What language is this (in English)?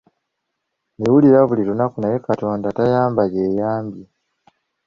Ganda